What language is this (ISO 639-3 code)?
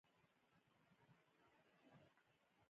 pus